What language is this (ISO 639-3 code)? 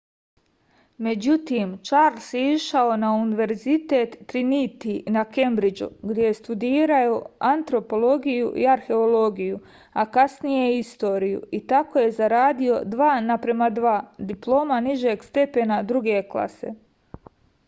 srp